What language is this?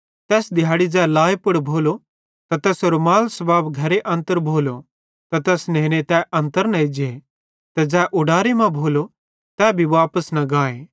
Bhadrawahi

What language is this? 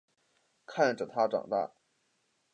Chinese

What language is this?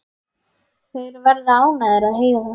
Icelandic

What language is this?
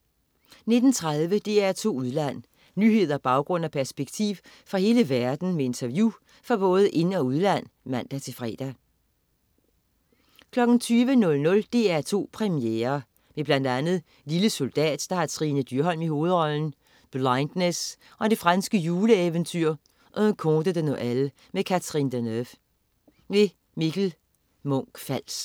Danish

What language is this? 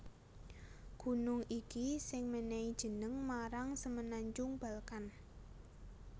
Javanese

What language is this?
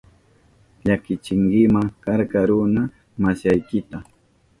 Southern Pastaza Quechua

